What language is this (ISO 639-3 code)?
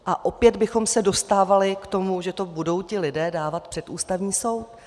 ces